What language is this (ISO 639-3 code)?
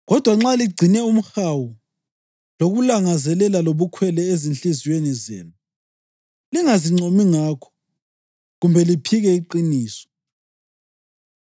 nde